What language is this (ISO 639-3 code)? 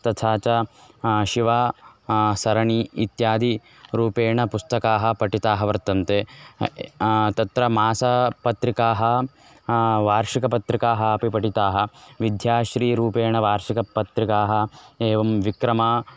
san